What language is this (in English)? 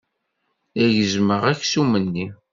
Kabyle